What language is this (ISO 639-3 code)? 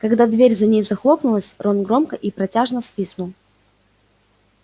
rus